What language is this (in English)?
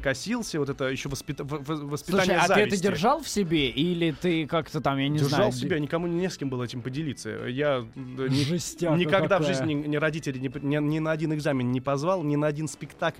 Russian